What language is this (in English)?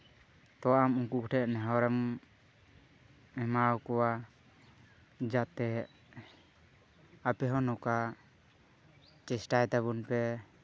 Santali